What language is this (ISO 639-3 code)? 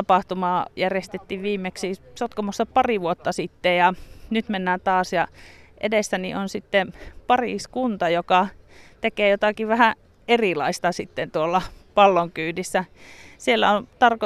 fin